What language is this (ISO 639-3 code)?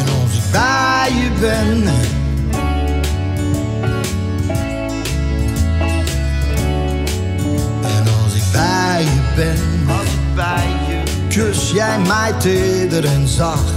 nld